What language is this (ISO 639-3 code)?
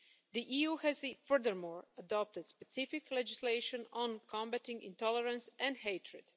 eng